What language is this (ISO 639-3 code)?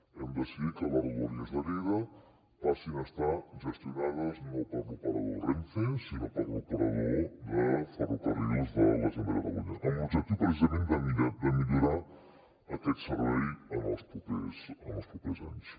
cat